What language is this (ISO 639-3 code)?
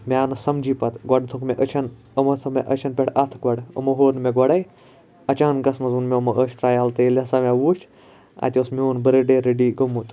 kas